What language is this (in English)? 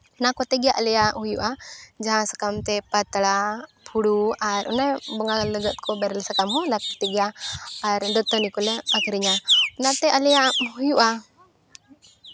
Santali